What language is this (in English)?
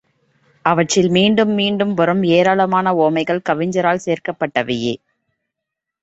Tamil